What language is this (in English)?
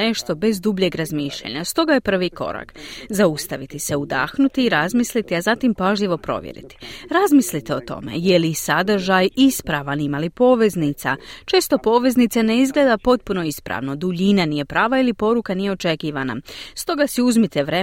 Croatian